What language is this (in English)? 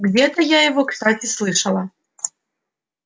Russian